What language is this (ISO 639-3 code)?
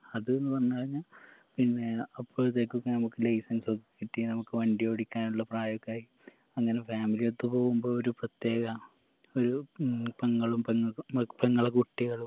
mal